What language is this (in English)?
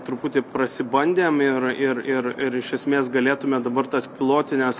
Lithuanian